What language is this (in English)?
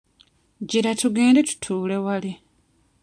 Ganda